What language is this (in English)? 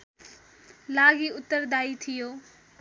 Nepali